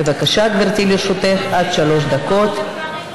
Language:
Hebrew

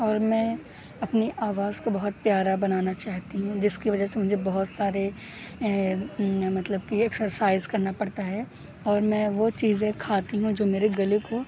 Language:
Urdu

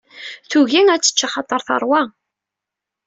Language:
Kabyle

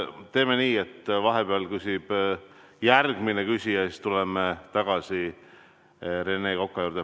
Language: Estonian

